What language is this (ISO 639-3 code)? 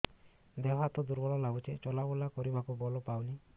ori